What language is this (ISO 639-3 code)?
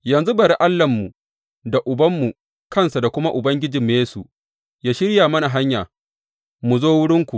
hau